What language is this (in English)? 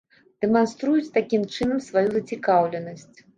Belarusian